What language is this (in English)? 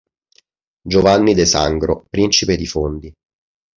Italian